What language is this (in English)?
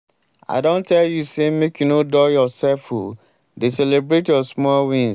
Nigerian Pidgin